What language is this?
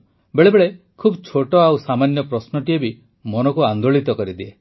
Odia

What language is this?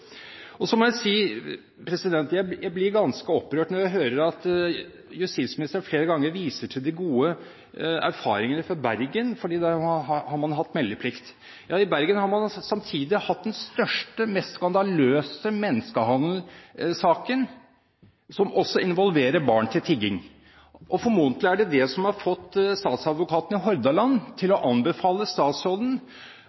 Norwegian Bokmål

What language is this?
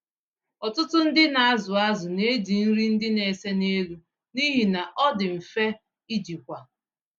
Igbo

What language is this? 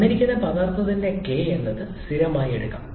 Malayalam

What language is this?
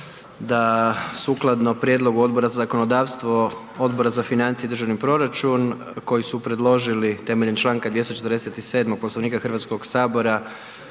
Croatian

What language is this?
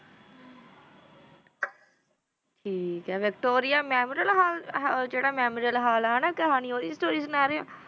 Punjabi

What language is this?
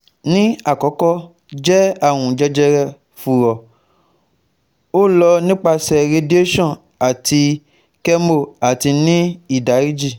Yoruba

